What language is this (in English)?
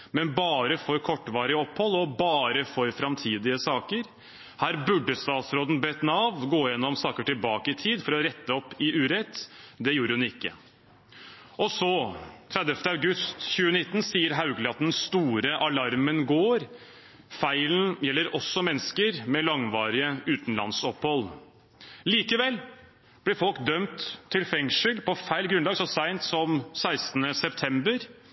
Norwegian Bokmål